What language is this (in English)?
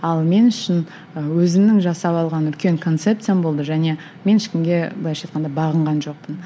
Kazakh